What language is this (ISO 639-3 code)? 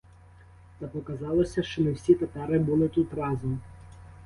ukr